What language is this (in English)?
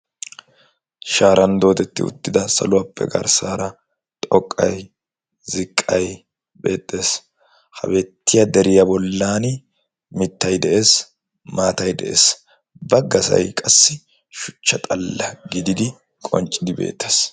Wolaytta